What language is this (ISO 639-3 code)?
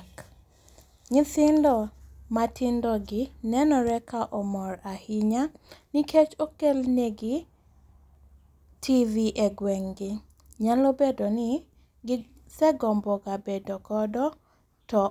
luo